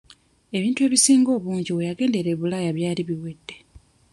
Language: Ganda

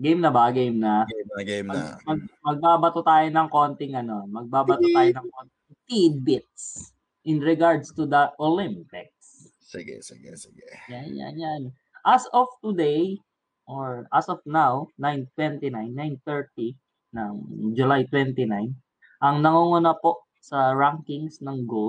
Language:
Filipino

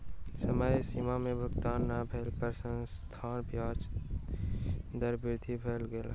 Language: Maithili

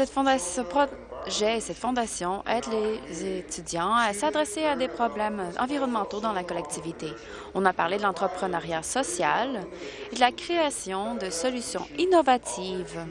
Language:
French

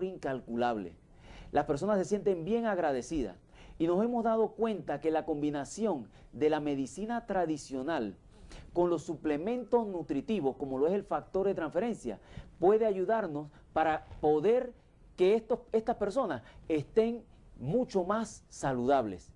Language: Spanish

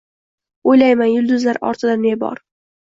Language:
Uzbek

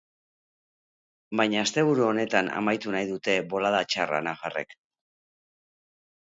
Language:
Basque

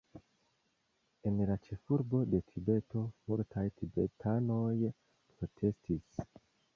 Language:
Esperanto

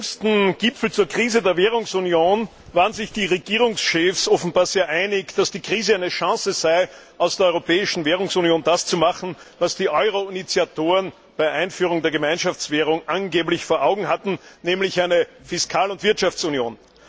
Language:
German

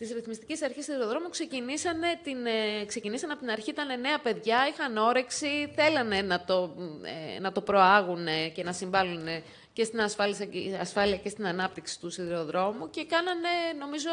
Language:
Greek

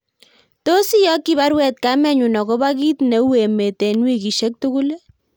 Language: Kalenjin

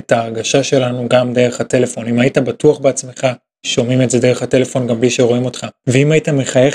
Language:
Hebrew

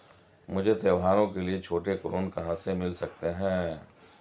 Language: Hindi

